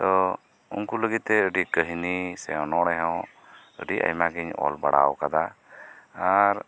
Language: Santali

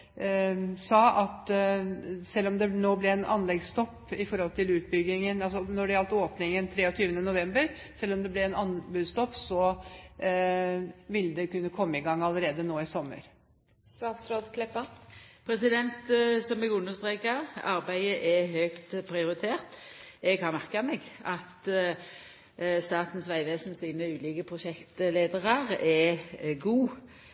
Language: Norwegian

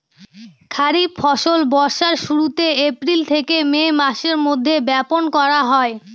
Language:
Bangla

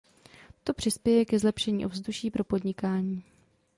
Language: Czech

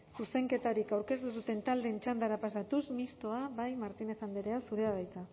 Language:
Basque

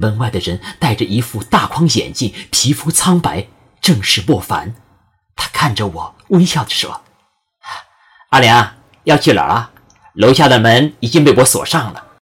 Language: Chinese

